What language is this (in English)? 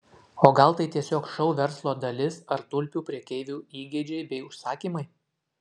Lithuanian